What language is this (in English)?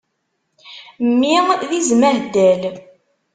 Kabyle